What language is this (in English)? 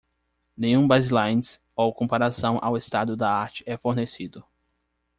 Portuguese